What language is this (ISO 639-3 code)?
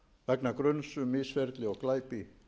isl